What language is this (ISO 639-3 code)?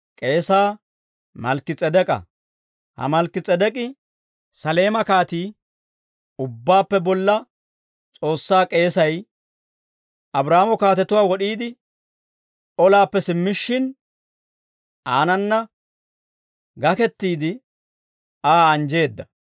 dwr